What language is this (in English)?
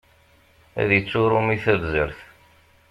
Kabyle